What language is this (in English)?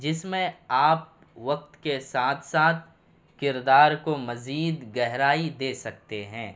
Urdu